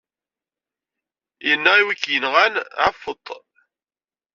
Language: Kabyle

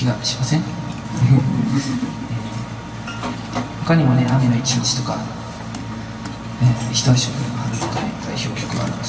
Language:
Japanese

